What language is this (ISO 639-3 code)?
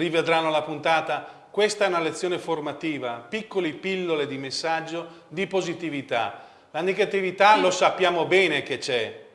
ita